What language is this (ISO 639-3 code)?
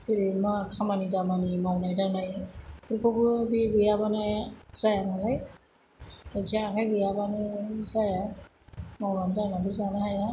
brx